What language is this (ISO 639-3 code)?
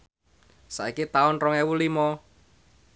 jav